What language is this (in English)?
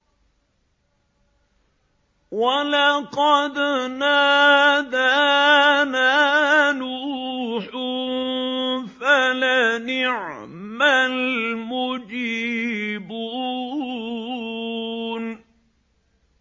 Arabic